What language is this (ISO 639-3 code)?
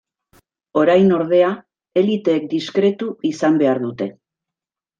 eus